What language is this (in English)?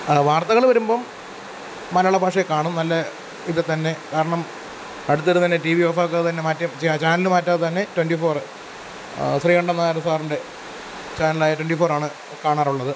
Malayalam